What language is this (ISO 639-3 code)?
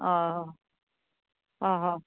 kok